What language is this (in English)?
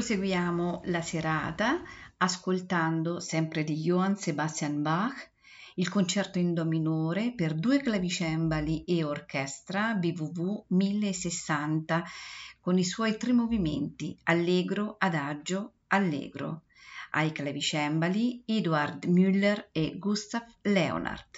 Italian